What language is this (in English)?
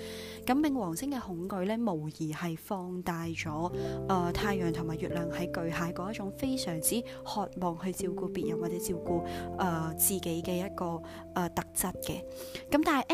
Chinese